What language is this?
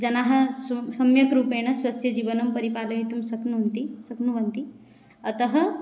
Sanskrit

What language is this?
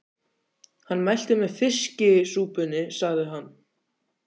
Icelandic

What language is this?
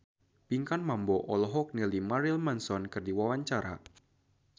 Sundanese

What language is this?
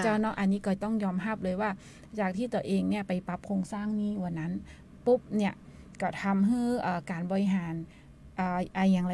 Thai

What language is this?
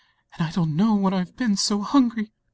English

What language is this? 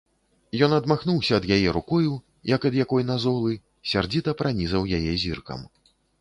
Belarusian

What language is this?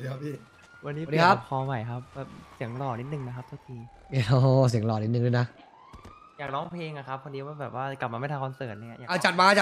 Thai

